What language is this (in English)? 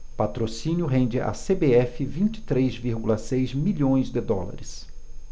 Portuguese